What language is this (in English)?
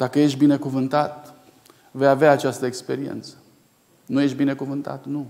Romanian